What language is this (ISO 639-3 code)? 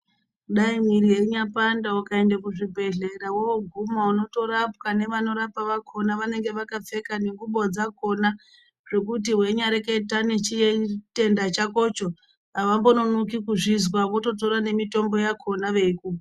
ndc